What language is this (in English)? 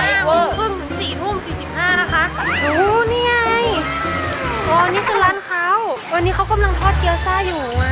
Thai